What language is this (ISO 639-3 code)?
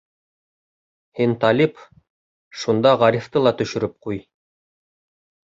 bak